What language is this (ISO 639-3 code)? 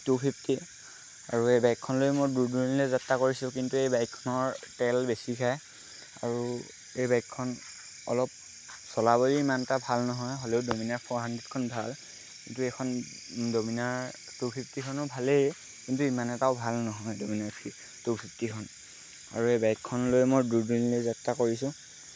asm